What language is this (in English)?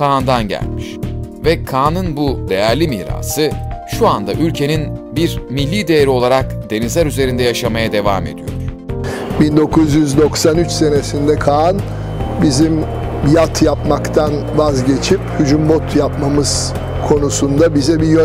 Turkish